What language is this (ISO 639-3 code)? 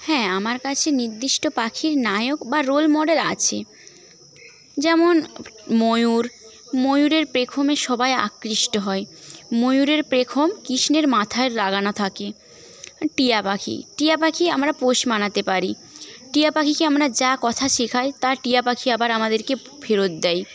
ben